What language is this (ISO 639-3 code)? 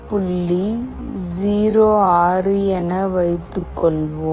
tam